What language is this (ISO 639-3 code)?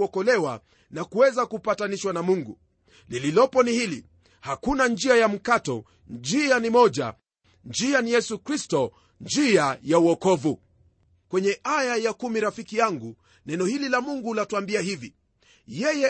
swa